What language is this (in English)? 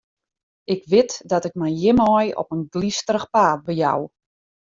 Western Frisian